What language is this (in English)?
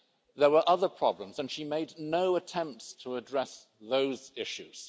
English